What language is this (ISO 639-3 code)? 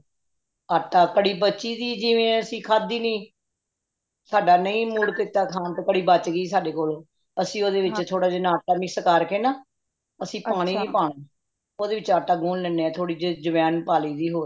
pan